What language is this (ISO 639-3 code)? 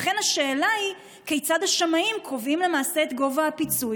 heb